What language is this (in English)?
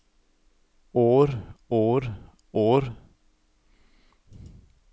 Norwegian